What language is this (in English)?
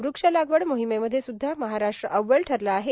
Marathi